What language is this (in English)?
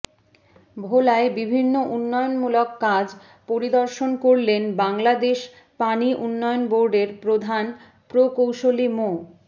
Bangla